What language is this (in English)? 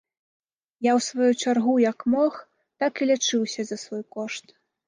Belarusian